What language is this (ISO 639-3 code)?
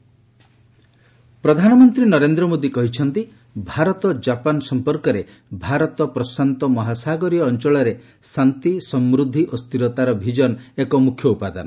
ori